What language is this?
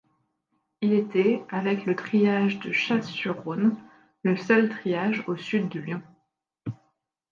French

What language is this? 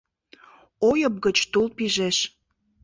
Mari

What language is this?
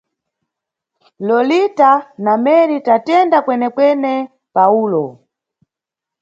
Nyungwe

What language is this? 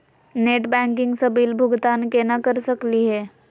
Magahi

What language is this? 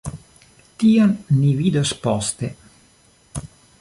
Esperanto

